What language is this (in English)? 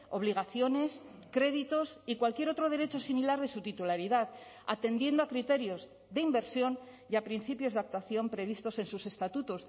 Spanish